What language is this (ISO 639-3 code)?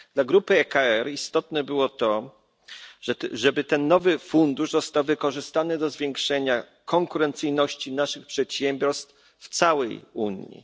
pol